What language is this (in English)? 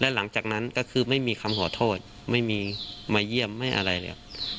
Thai